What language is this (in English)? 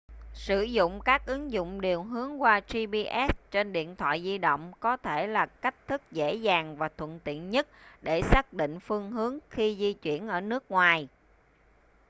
Vietnamese